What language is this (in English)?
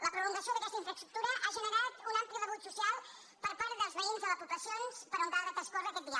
Catalan